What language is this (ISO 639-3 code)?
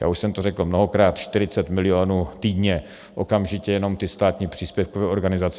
ces